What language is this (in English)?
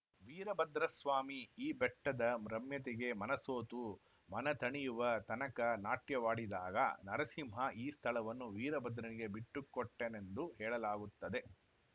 Kannada